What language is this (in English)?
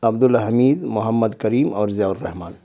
Urdu